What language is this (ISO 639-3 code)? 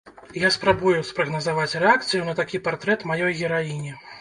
bel